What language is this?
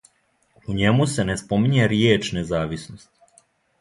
Serbian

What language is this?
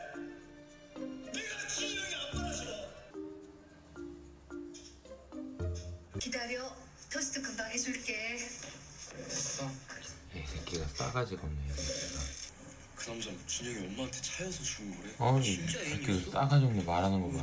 Korean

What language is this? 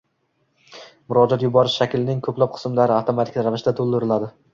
Uzbek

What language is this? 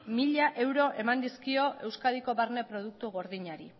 Basque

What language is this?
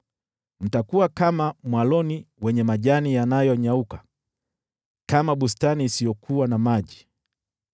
Swahili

